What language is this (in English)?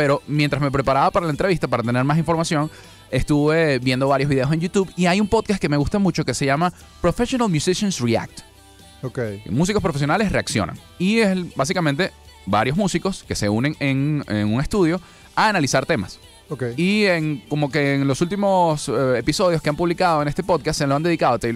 Spanish